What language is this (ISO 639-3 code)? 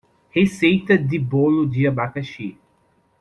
por